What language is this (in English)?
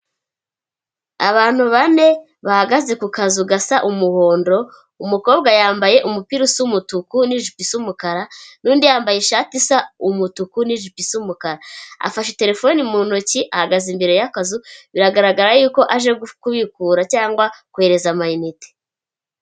Kinyarwanda